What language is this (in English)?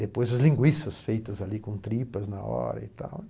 Portuguese